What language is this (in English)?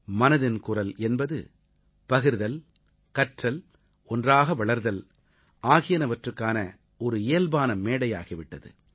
Tamil